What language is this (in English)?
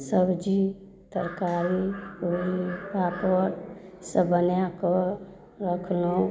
Maithili